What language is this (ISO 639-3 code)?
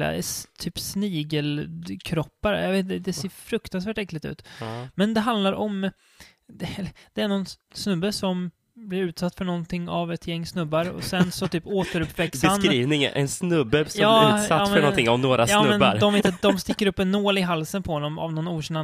swe